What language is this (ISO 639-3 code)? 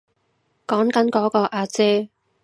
yue